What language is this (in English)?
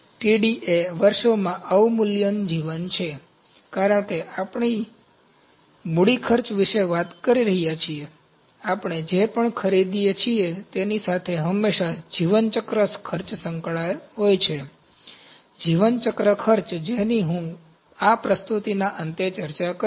Gujarati